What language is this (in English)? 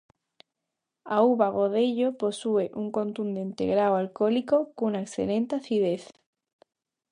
Galician